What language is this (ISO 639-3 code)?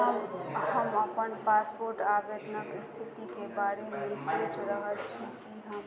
mai